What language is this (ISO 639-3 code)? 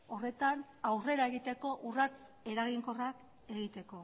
eus